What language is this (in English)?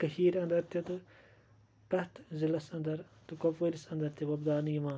Kashmiri